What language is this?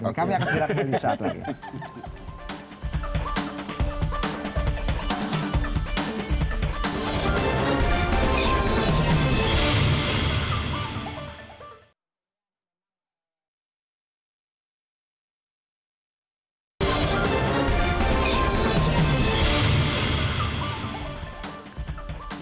Indonesian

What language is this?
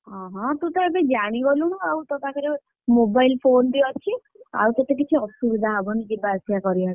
Odia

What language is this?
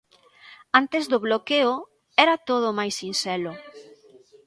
Galician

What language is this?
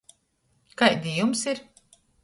Latgalian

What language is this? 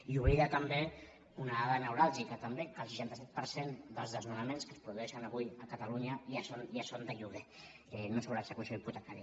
Catalan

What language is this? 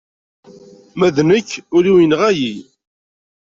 Kabyle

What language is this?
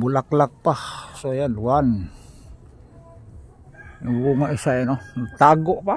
Filipino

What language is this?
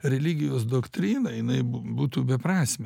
Lithuanian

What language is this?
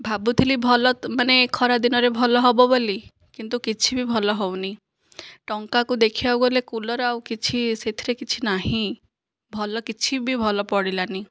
Odia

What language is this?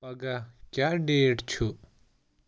Kashmiri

